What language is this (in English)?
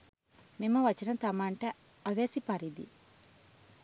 Sinhala